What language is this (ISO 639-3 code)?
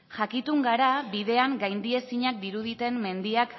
eus